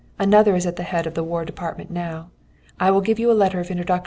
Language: English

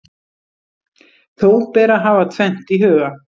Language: Icelandic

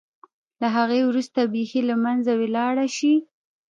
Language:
Pashto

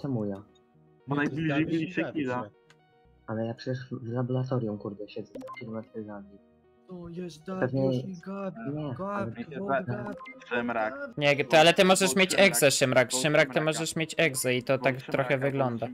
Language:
Polish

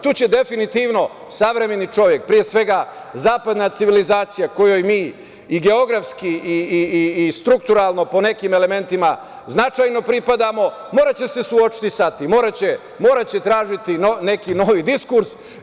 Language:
Serbian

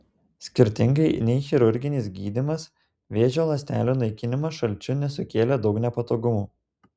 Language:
Lithuanian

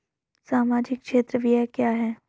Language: Hindi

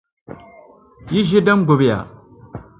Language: Dagbani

